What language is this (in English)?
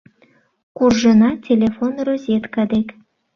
Mari